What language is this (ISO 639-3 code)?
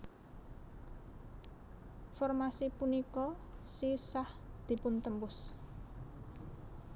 jav